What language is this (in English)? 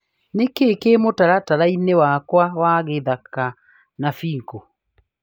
Kikuyu